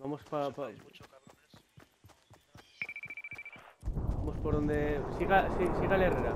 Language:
Spanish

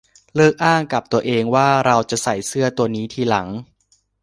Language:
Thai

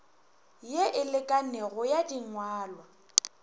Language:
Northern Sotho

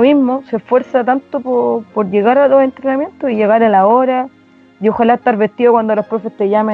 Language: Spanish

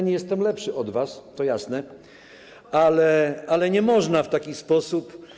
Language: Polish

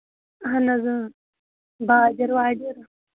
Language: Kashmiri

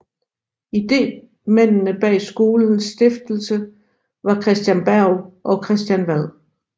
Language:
Danish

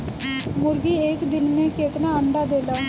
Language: Bhojpuri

